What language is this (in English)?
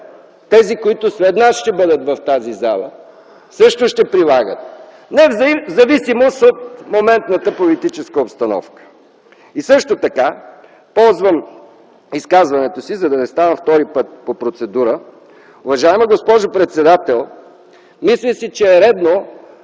Bulgarian